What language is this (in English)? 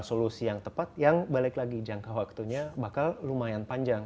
Indonesian